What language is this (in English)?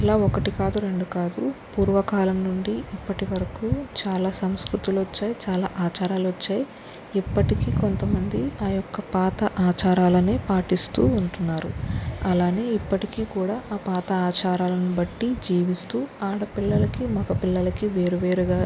Telugu